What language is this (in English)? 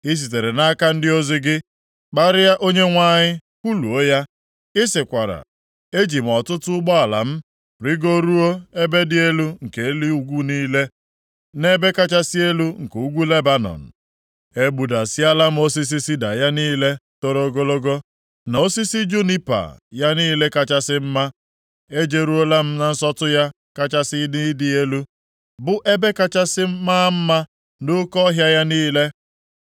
Igbo